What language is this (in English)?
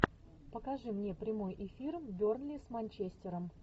Russian